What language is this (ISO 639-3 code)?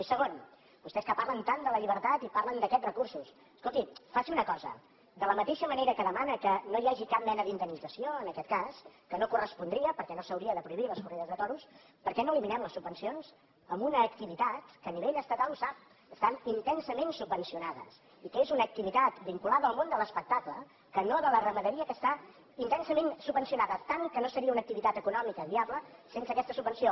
cat